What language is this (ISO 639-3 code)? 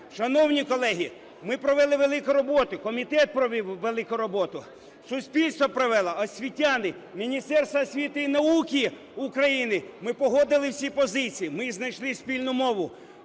ukr